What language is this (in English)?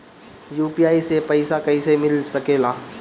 Bhojpuri